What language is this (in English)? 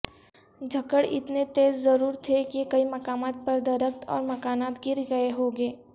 Urdu